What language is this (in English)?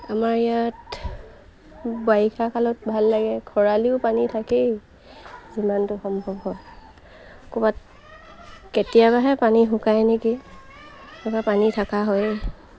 Assamese